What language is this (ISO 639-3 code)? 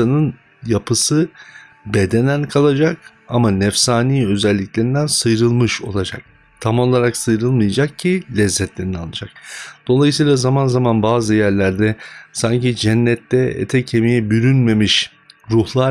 tur